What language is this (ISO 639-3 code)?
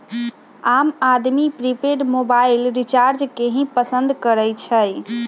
mag